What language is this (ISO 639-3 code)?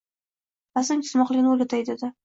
uzb